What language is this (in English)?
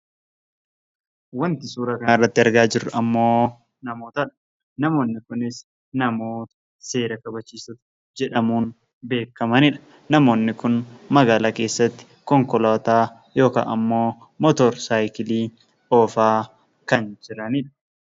Oromo